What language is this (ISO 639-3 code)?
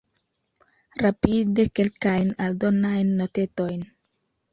epo